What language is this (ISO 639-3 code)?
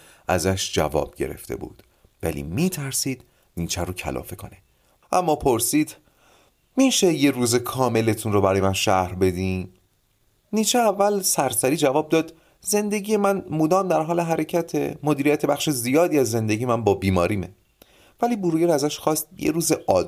fas